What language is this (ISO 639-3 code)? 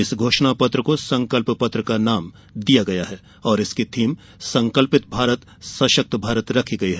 hin